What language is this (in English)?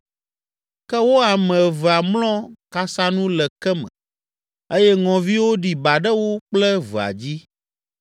Ewe